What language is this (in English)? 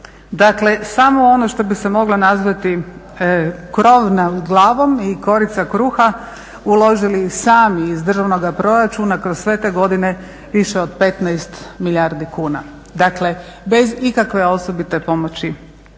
Croatian